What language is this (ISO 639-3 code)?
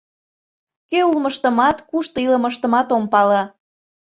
chm